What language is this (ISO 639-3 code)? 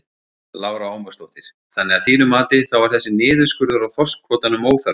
isl